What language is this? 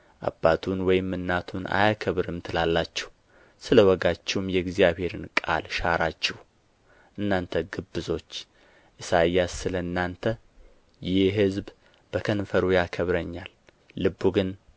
Amharic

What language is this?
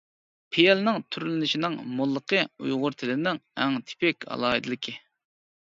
Uyghur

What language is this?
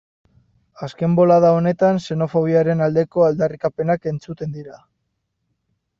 Basque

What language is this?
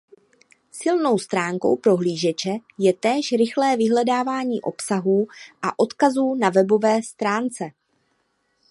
Czech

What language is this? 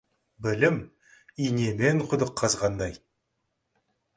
Kazakh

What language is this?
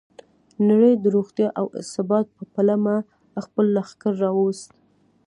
Pashto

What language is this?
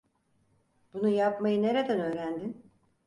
Turkish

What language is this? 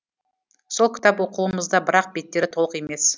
Kazakh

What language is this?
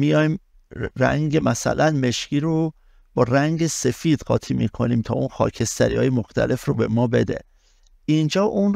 Persian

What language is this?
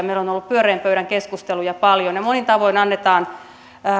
Finnish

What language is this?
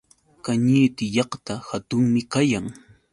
Yauyos Quechua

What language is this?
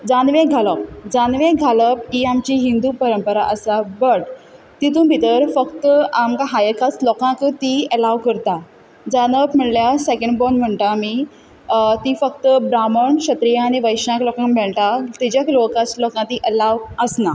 Konkani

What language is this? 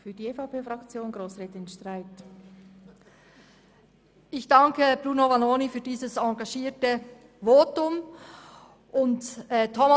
Swiss German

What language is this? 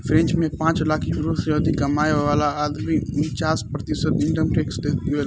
Bhojpuri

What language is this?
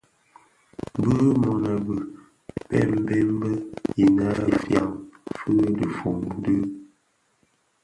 Bafia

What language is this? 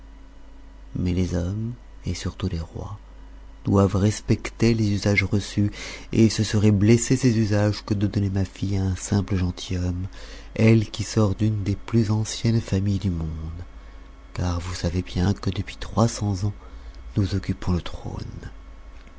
French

